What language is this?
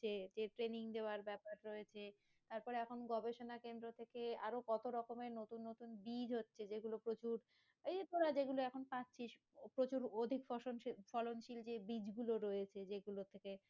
Bangla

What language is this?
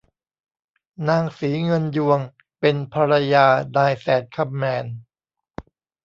Thai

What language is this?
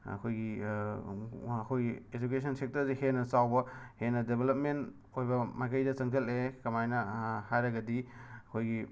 Manipuri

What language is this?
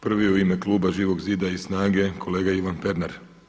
Croatian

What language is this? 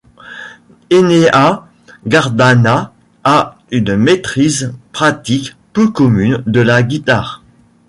French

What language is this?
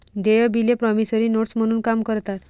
Marathi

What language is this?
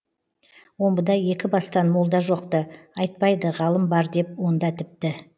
Kazakh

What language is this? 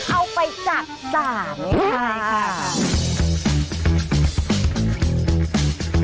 Thai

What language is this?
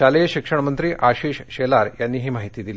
Marathi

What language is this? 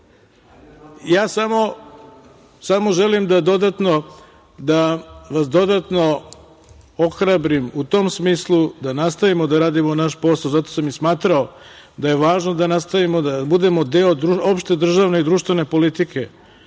Serbian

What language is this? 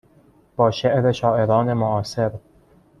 Persian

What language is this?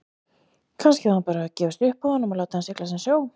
Icelandic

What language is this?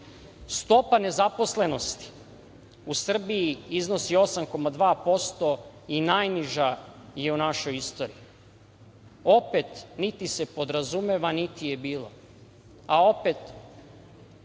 Serbian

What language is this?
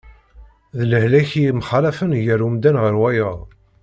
Kabyle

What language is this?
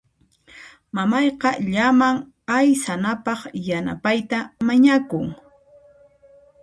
Puno Quechua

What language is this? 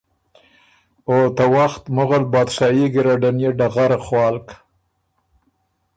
Ormuri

